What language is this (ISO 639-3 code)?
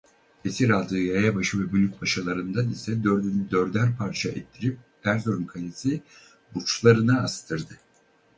tur